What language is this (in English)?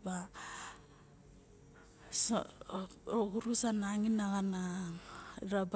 Barok